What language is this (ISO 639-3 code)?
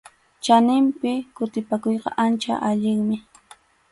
qxu